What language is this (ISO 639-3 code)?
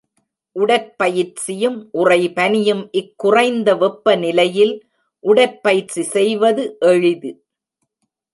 tam